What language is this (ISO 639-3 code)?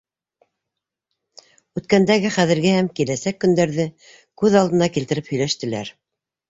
bak